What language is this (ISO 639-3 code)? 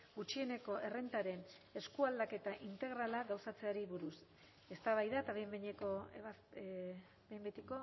eus